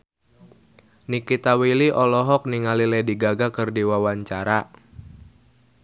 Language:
Sundanese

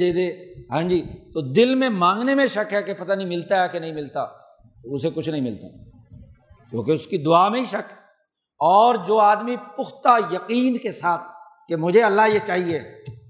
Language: Urdu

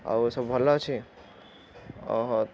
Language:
Odia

